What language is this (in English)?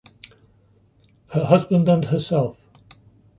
English